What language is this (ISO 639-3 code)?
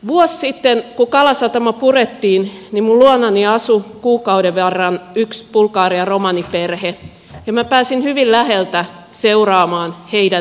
fin